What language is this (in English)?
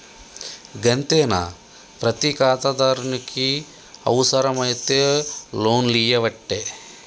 Telugu